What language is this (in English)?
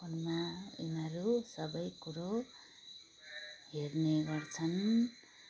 Nepali